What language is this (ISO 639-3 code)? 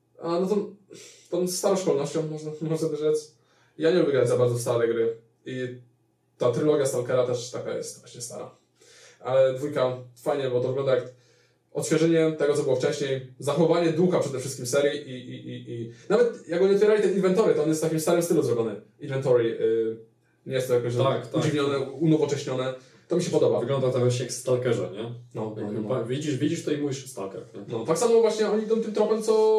pol